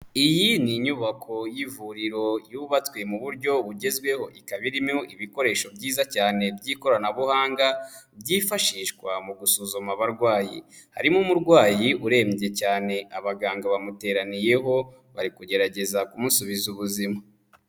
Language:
Kinyarwanda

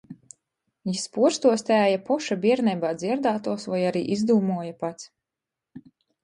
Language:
Latgalian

